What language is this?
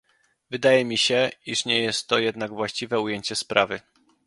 Polish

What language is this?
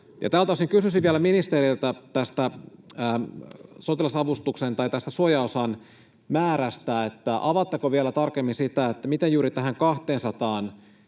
Finnish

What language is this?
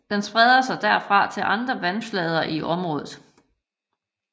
Danish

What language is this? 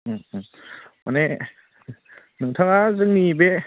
Bodo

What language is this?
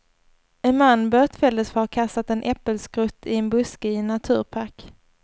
Swedish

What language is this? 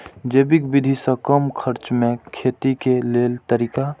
Maithili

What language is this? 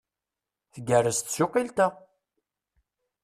Kabyle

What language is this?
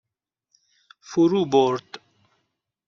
Persian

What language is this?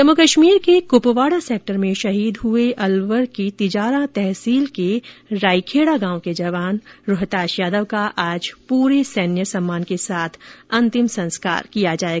Hindi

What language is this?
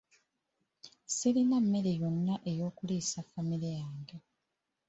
Ganda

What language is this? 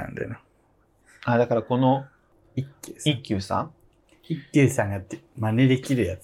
Japanese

